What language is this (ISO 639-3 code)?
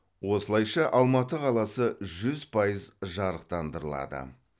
kaz